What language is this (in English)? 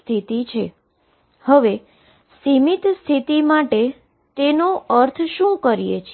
Gujarati